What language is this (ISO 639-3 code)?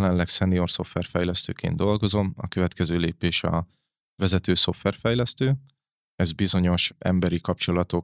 hun